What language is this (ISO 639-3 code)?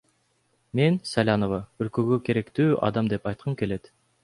kir